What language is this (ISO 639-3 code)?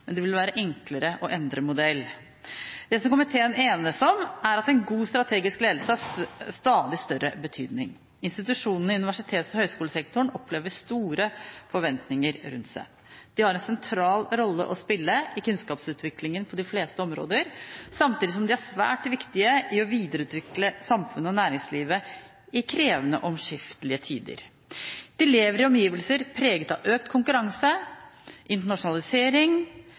nob